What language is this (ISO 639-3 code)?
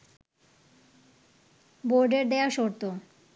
ben